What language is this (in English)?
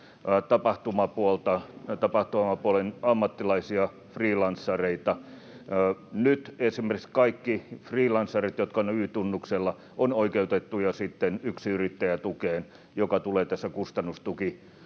Finnish